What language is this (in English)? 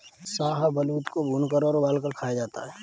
Hindi